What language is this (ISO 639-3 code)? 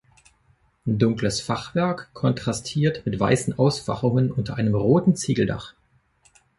deu